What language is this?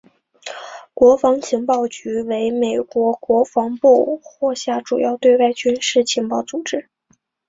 Chinese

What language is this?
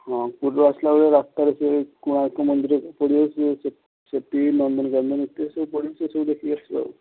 Odia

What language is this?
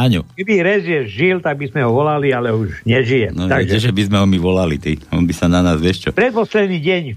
Slovak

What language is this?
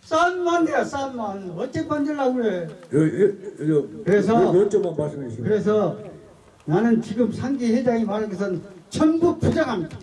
Korean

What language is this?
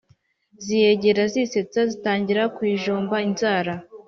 Kinyarwanda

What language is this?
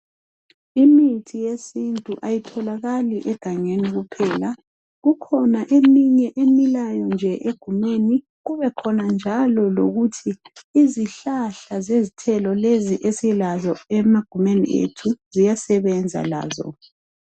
North Ndebele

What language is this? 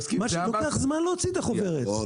Hebrew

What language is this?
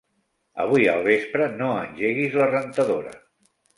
Catalan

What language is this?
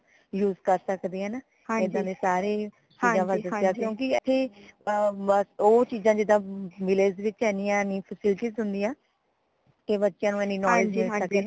Punjabi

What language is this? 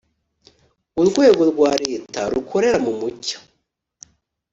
Kinyarwanda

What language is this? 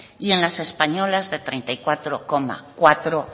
Spanish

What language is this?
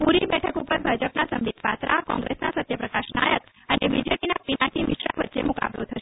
Gujarati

